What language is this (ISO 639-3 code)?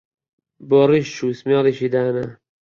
ckb